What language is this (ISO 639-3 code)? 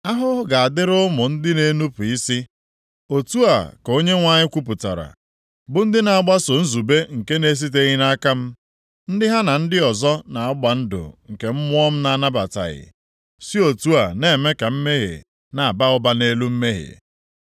ibo